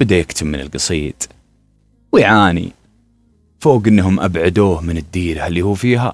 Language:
Arabic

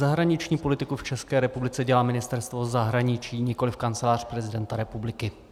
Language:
Czech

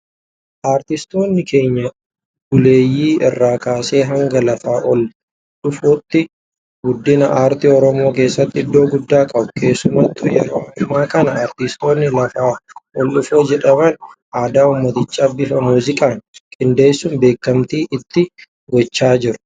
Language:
Oromo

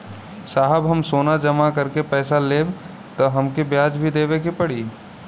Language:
Bhojpuri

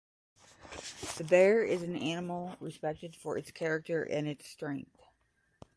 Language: English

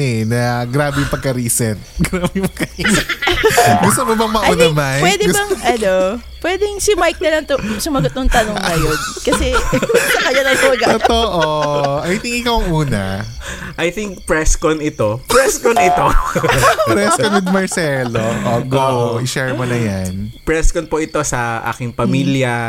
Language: Filipino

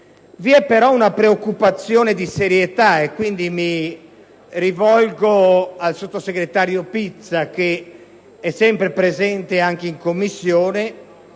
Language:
Italian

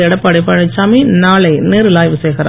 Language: Tamil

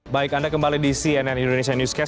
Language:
Indonesian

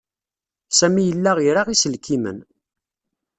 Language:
Kabyle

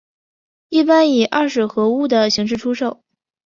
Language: Chinese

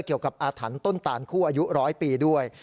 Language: Thai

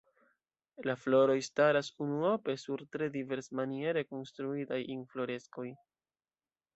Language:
Esperanto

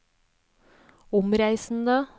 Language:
Norwegian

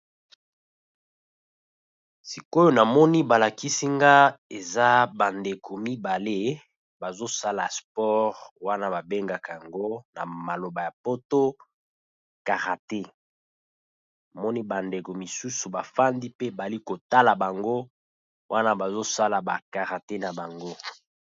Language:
Lingala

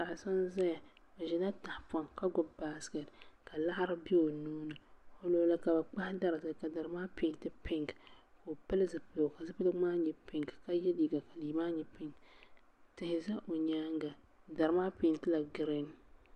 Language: Dagbani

